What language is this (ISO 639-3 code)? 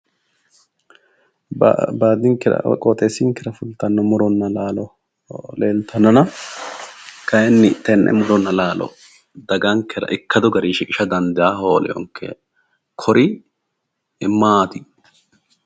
sid